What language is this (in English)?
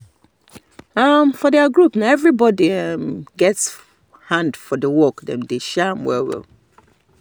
Nigerian Pidgin